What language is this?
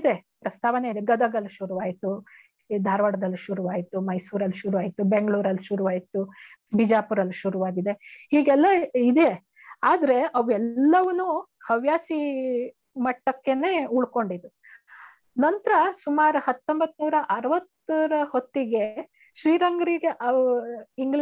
Kannada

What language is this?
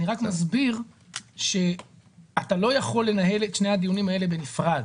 Hebrew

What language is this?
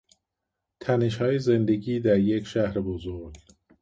Persian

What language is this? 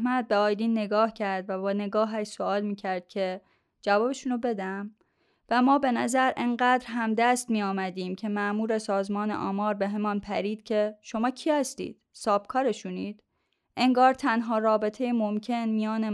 Persian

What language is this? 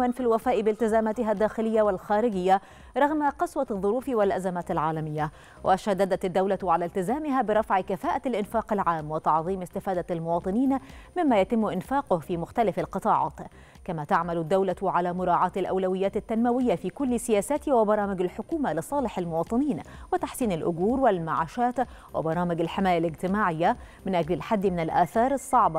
Arabic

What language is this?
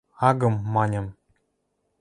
Western Mari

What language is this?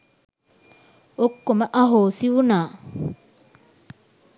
Sinhala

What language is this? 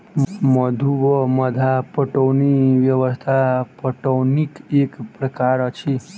Maithili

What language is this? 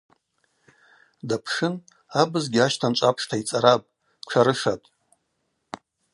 Abaza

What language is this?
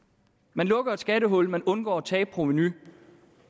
Danish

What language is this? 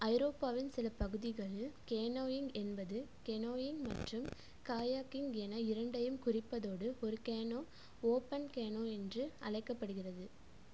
Tamil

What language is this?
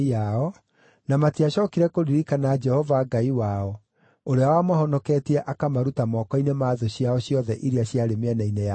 Kikuyu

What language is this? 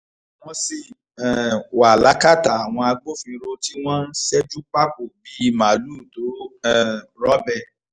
Yoruba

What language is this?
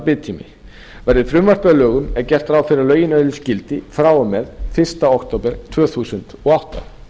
Icelandic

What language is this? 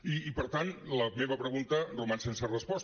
Catalan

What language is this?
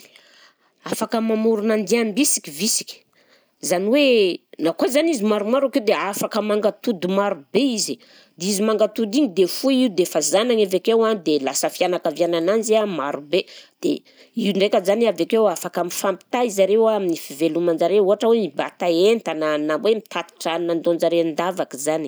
Southern Betsimisaraka Malagasy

